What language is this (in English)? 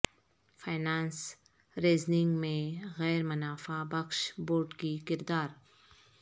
Urdu